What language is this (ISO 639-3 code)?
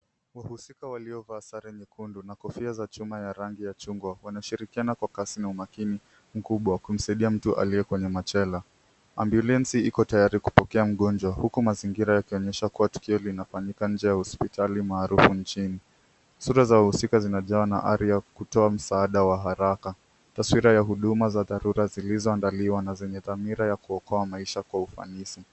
swa